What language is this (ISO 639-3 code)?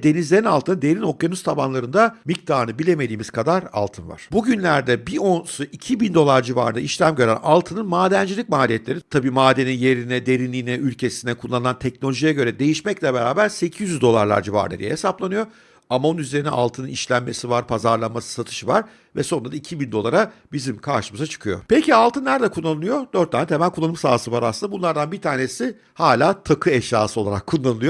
tur